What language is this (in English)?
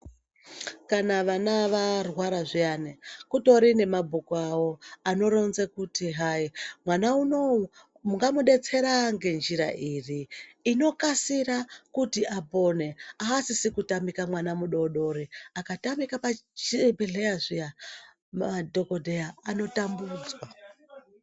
Ndau